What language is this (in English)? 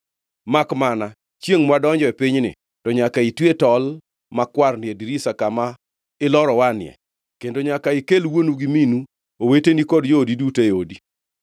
Luo (Kenya and Tanzania)